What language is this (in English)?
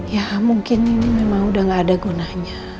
Indonesian